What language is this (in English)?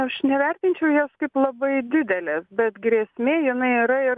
Lithuanian